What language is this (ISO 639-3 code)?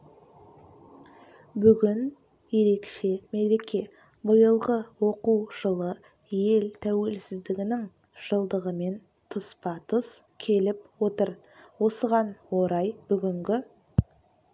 kaz